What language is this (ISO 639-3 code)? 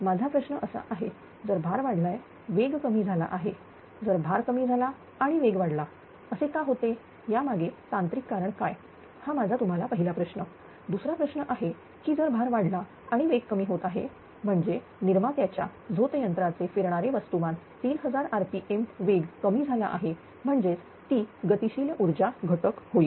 mar